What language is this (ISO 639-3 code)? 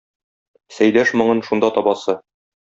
tat